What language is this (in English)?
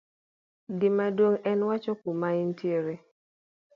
Luo (Kenya and Tanzania)